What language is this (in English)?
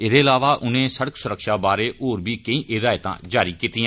Dogri